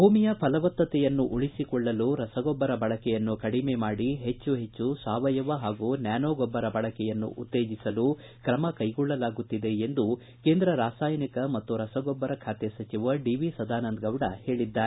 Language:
Kannada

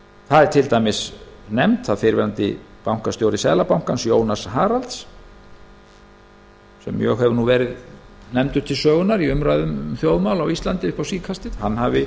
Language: Icelandic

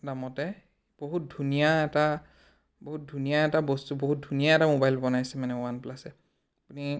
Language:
Assamese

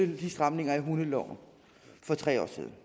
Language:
Danish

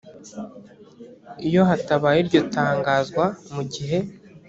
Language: Kinyarwanda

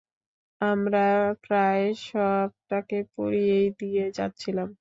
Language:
Bangla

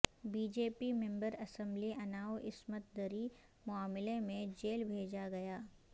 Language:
Urdu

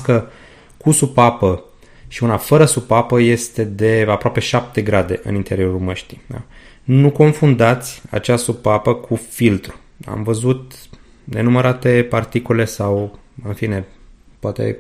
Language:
Romanian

